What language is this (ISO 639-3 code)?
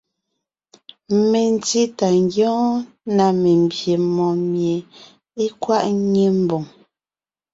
nnh